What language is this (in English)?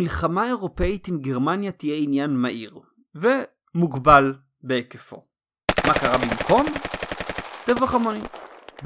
Hebrew